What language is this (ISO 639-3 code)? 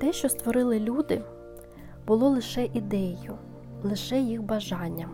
ukr